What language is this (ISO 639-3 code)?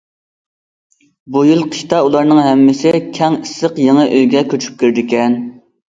uig